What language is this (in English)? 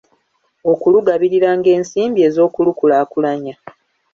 Ganda